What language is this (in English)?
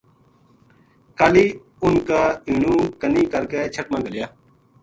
Gujari